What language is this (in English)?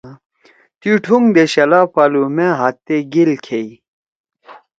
Torwali